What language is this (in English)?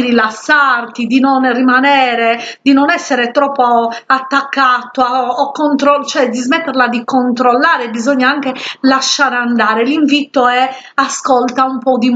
Italian